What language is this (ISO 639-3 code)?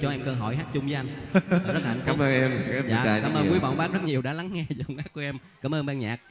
vie